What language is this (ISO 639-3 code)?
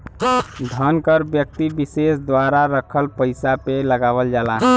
bho